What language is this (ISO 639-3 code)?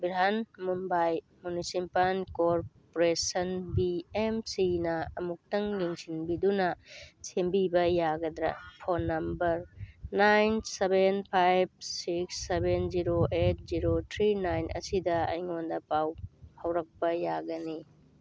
mni